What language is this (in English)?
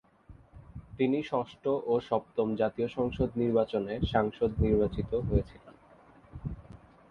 Bangla